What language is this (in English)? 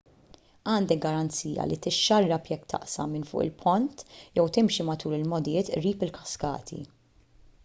Maltese